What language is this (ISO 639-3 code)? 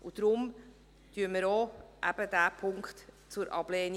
gsw